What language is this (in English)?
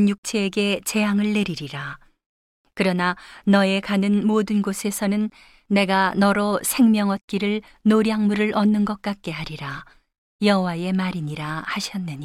Korean